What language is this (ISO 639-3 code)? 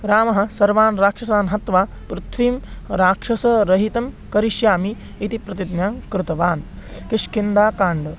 san